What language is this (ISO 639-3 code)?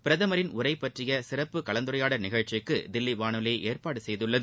tam